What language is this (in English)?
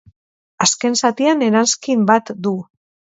Basque